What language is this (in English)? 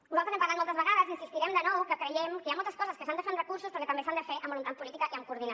Catalan